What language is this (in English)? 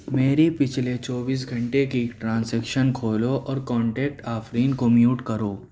Urdu